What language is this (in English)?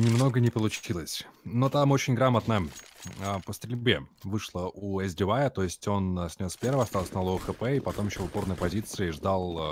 Russian